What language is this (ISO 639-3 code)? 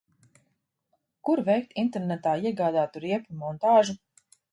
lav